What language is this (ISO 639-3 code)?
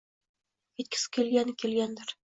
uzb